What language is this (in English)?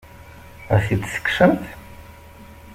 Kabyle